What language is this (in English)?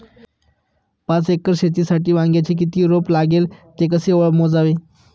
Marathi